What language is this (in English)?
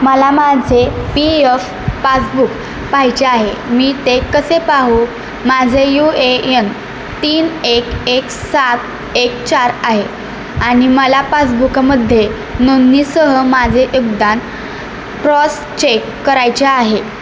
Marathi